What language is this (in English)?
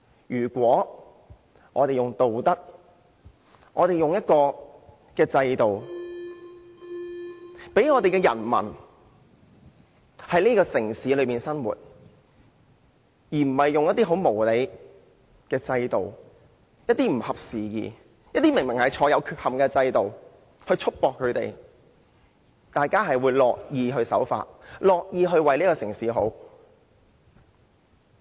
Cantonese